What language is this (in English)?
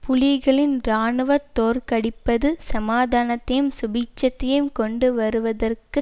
Tamil